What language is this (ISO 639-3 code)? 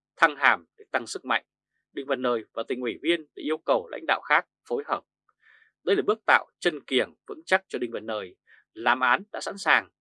vie